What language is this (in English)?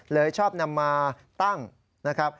Thai